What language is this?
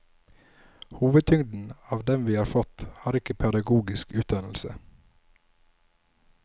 Norwegian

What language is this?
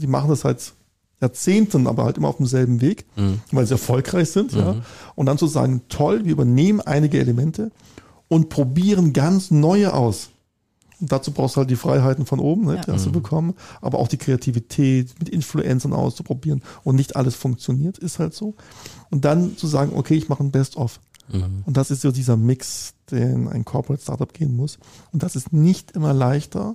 German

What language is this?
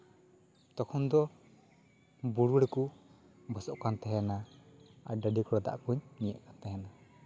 Santali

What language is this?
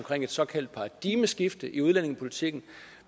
Danish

